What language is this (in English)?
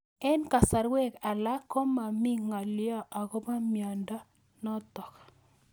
Kalenjin